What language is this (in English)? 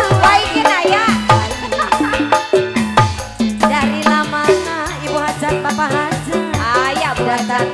Thai